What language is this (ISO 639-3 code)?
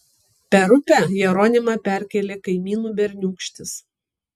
lit